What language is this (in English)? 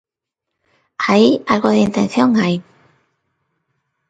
Galician